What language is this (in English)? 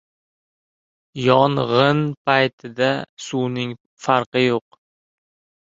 Uzbek